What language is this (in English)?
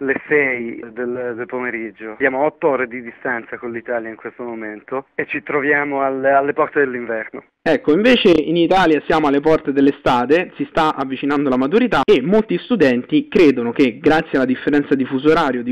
Italian